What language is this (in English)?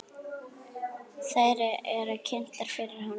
Icelandic